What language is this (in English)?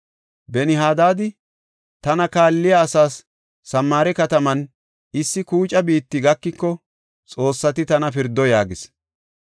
Gofa